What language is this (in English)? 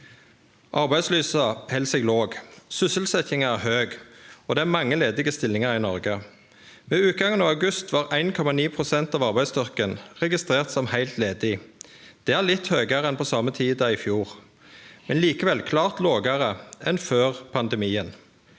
Norwegian